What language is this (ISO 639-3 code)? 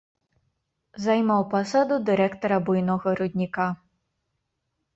bel